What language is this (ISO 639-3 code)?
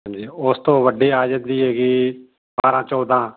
pan